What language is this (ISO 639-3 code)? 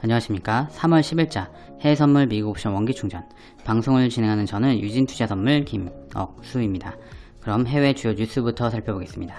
kor